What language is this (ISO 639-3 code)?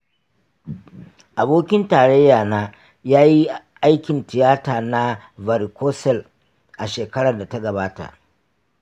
hau